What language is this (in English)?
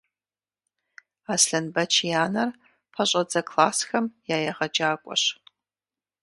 Kabardian